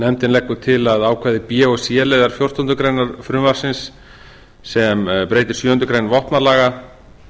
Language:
Icelandic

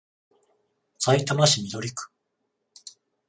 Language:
Japanese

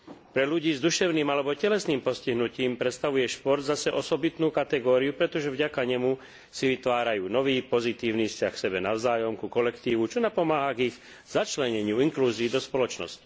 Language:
Slovak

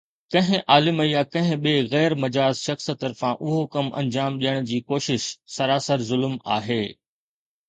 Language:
Sindhi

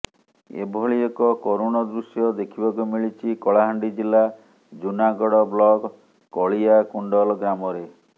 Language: Odia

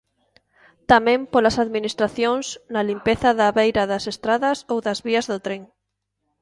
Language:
Galician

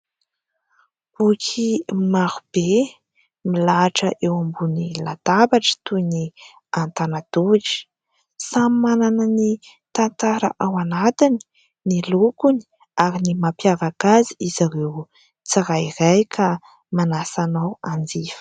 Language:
Malagasy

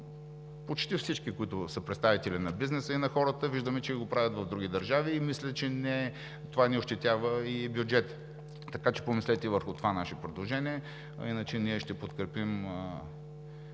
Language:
Bulgarian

